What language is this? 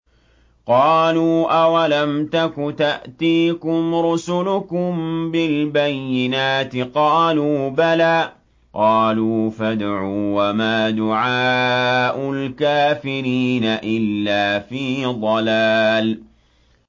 Arabic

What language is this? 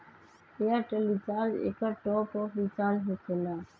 Magahi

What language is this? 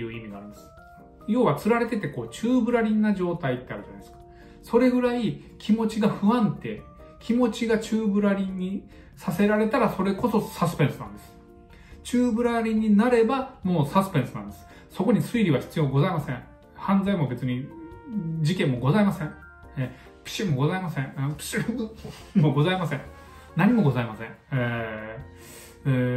Japanese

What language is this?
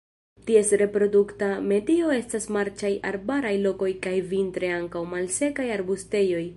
Esperanto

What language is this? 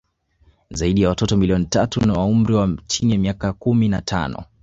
Swahili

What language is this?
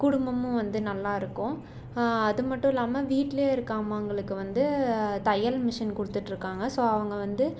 Tamil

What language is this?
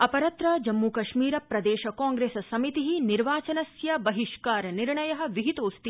Sanskrit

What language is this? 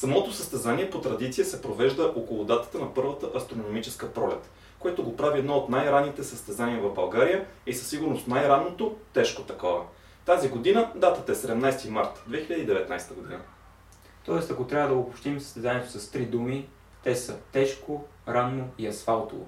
Bulgarian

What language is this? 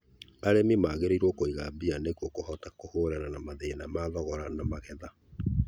Kikuyu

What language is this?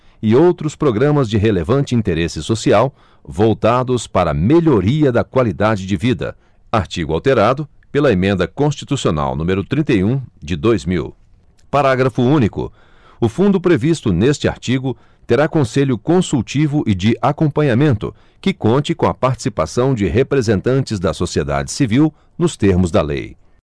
Portuguese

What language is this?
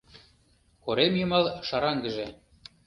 Mari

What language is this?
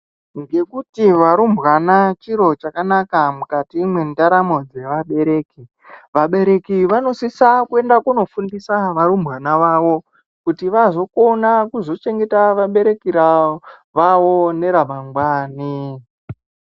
Ndau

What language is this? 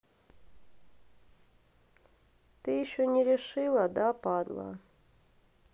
Russian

